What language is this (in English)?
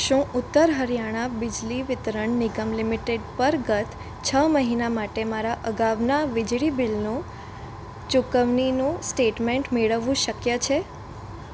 Gujarati